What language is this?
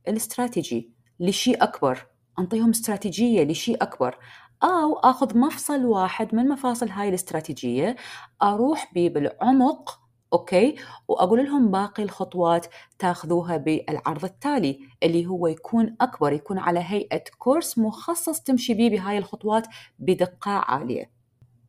Arabic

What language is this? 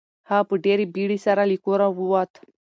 Pashto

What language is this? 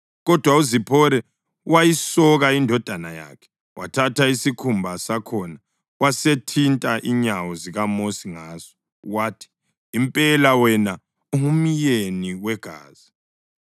North Ndebele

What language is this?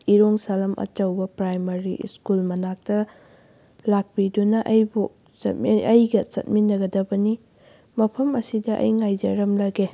Manipuri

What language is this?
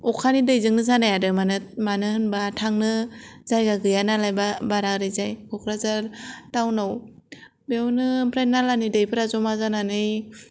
Bodo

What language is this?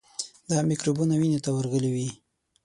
Pashto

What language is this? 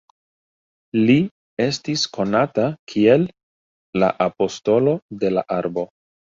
Esperanto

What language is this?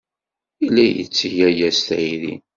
Kabyle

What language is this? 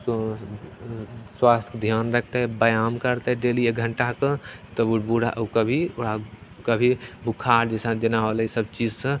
Maithili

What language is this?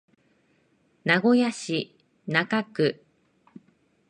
Japanese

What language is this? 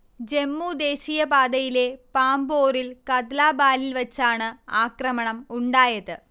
Malayalam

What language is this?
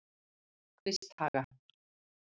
Icelandic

